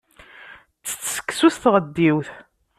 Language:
Kabyle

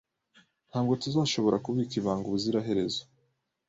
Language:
Kinyarwanda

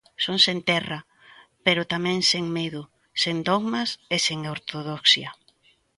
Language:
Galician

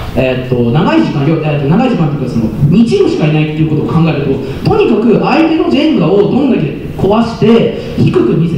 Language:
Japanese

